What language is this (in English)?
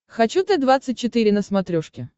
Russian